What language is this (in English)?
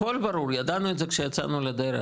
Hebrew